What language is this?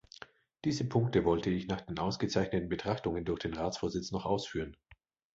German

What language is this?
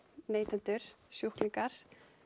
Icelandic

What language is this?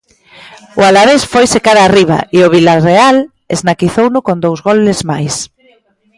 Galician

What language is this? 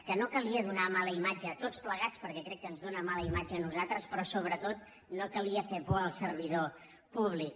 Catalan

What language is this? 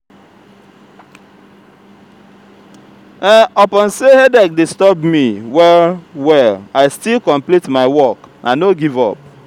Nigerian Pidgin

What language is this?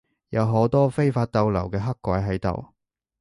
Cantonese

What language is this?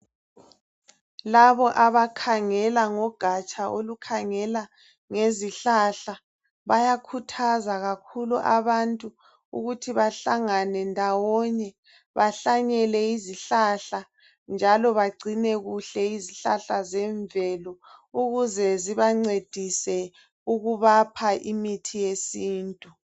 North Ndebele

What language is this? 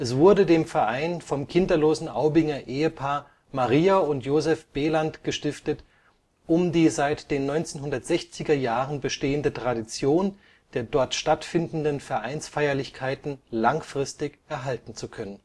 German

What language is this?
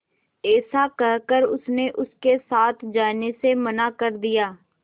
Hindi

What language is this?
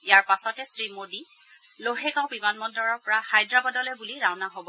Assamese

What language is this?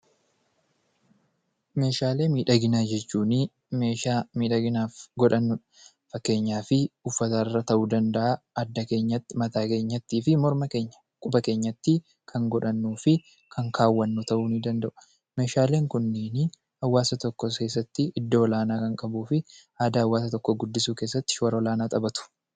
Oromo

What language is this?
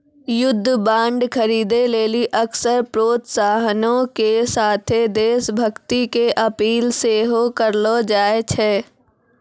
Maithili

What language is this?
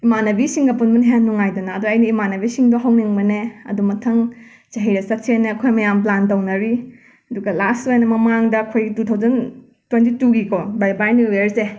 Manipuri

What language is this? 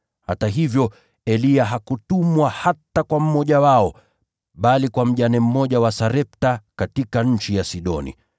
Swahili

